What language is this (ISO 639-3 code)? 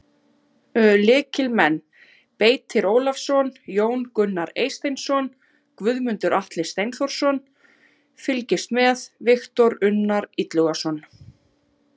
isl